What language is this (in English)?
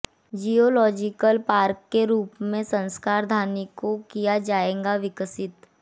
Hindi